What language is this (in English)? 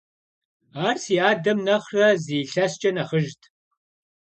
Kabardian